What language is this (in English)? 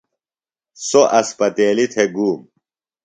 Phalura